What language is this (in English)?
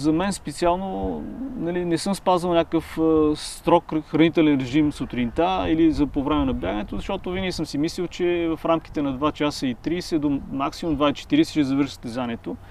Bulgarian